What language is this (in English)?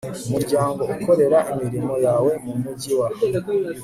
Kinyarwanda